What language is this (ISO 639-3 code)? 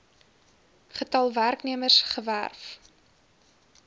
afr